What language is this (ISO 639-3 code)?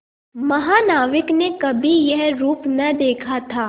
hin